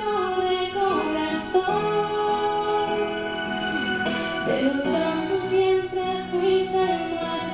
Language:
Vietnamese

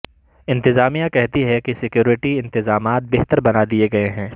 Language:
Urdu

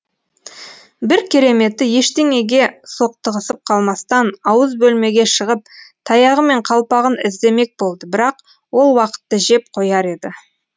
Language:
Kazakh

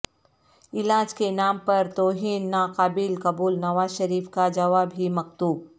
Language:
Urdu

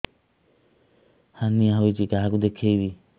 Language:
Odia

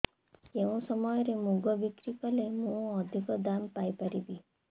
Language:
Odia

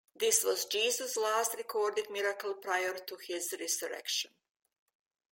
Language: English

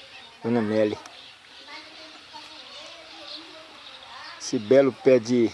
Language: Portuguese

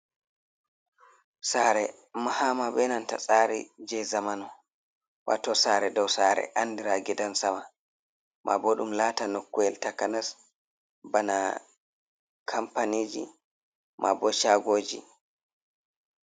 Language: Fula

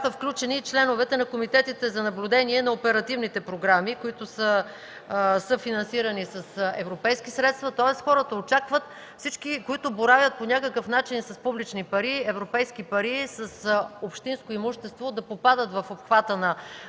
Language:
Bulgarian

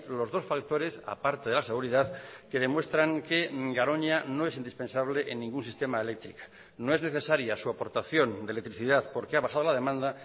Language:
Spanish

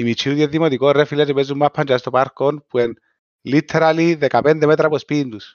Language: Greek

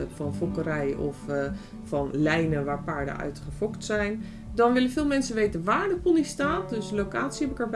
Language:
Dutch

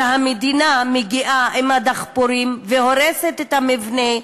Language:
Hebrew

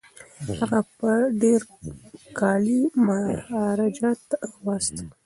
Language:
Pashto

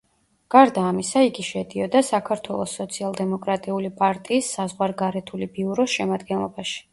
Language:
Georgian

